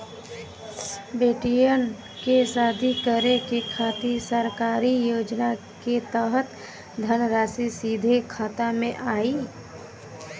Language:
Bhojpuri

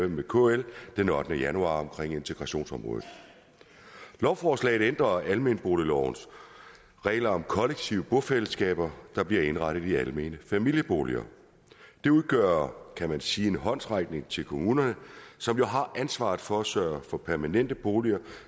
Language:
Danish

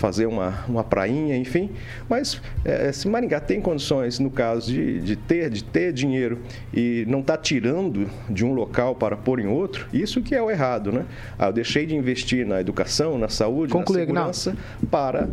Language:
Portuguese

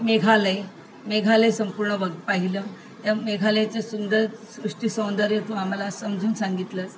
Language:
Marathi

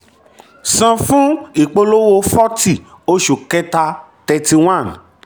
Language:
Yoruba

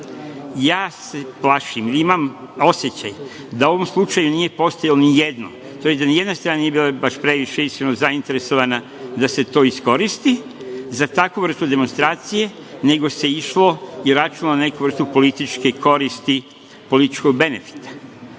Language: Serbian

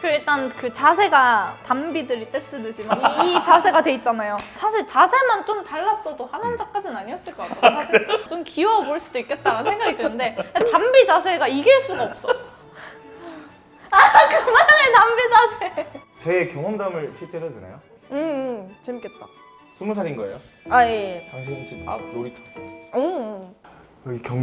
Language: Korean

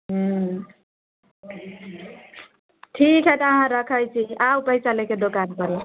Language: Maithili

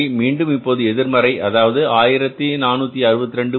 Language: Tamil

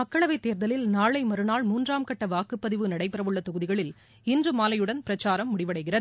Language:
Tamil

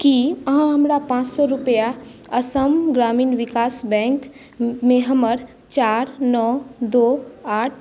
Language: Maithili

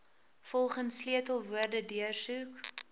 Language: Afrikaans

